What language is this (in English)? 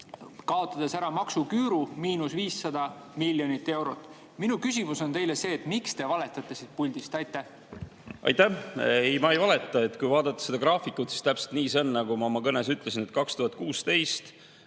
Estonian